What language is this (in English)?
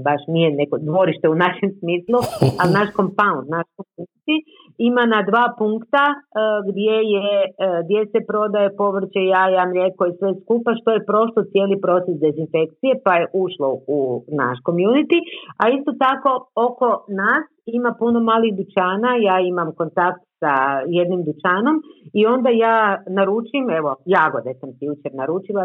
Croatian